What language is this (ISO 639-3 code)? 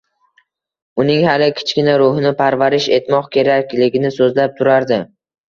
uzb